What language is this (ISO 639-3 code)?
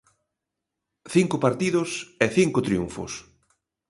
glg